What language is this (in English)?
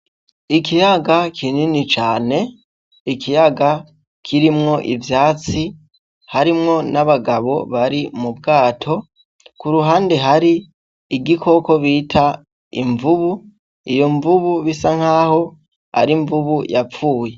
Rundi